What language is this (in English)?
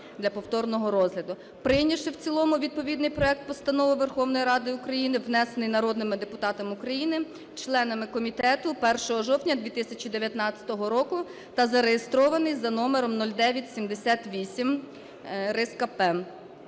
Ukrainian